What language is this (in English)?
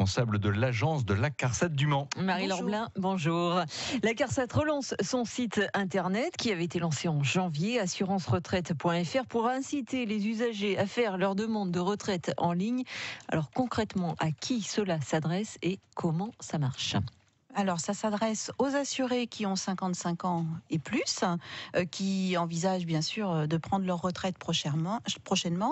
French